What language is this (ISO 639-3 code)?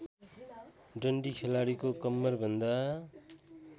nep